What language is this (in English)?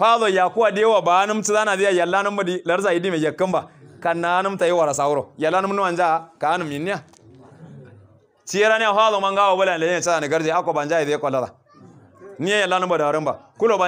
Arabic